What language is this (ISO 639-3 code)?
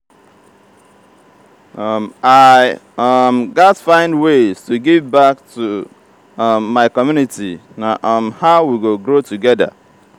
pcm